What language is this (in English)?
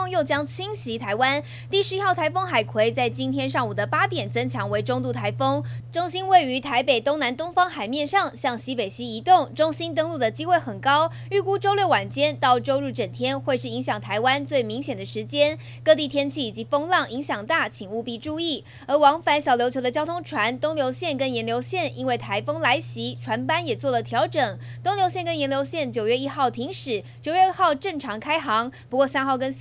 Chinese